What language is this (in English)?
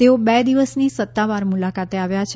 Gujarati